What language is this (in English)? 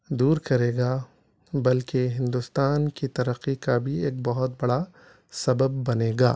Urdu